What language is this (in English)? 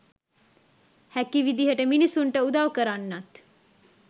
Sinhala